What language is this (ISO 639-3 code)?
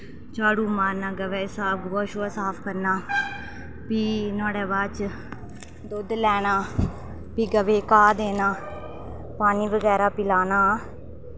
doi